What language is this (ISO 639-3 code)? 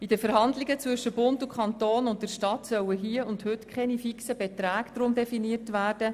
gsw